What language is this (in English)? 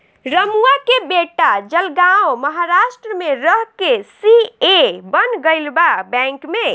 Bhojpuri